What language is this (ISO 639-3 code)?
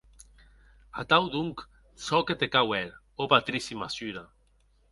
oci